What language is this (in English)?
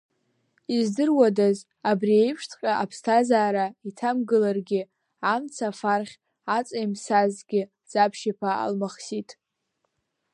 Abkhazian